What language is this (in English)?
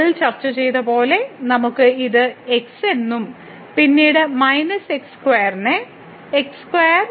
Malayalam